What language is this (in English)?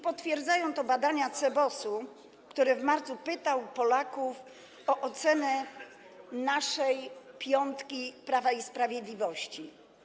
Polish